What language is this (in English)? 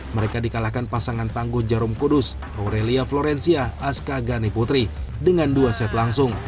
Indonesian